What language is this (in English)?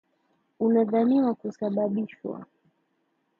Swahili